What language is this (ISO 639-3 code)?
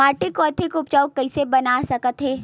hne